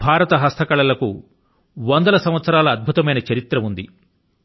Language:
Telugu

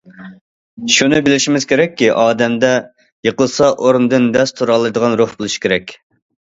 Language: Uyghur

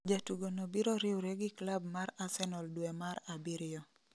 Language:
Luo (Kenya and Tanzania)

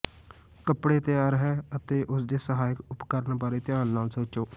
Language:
Punjabi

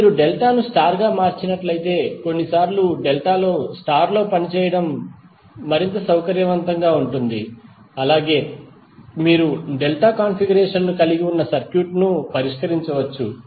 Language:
Telugu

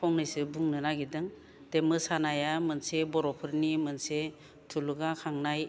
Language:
Bodo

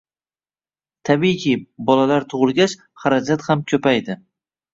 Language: Uzbek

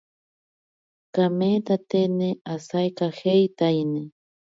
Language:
Ashéninka Perené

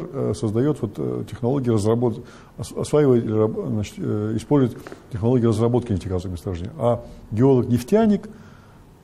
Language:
Russian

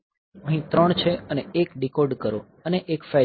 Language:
Gujarati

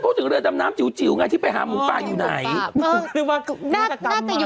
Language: Thai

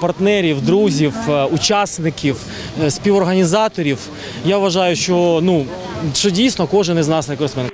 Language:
Ukrainian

